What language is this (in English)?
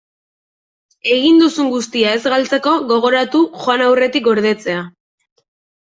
Basque